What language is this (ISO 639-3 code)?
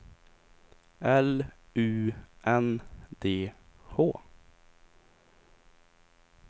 swe